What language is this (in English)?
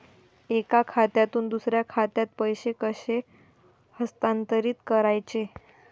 Marathi